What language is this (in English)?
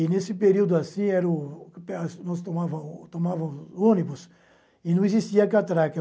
Portuguese